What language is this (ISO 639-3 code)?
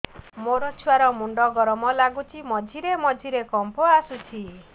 ori